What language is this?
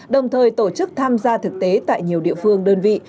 Vietnamese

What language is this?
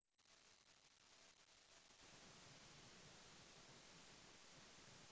Javanese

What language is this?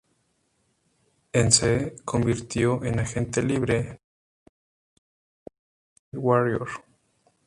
Spanish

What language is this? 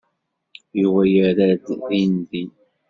Kabyle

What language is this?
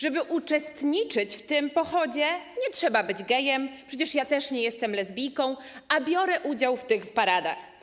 Polish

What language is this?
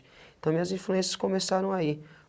Portuguese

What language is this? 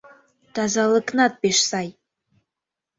Mari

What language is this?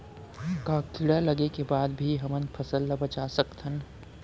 Chhattisgarhi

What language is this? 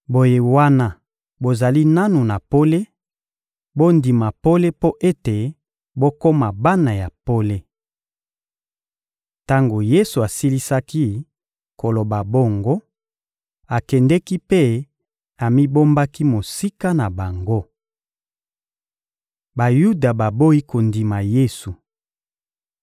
Lingala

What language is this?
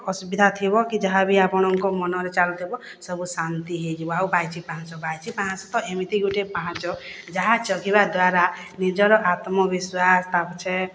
Odia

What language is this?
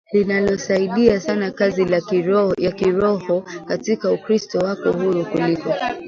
Swahili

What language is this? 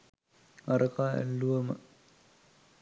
Sinhala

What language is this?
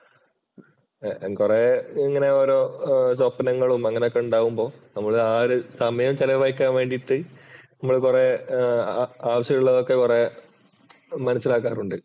Malayalam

